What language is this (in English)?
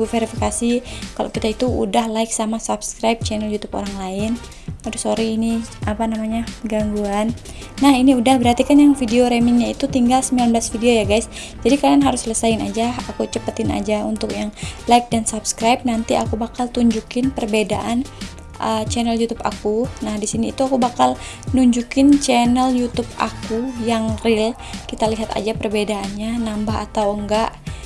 Indonesian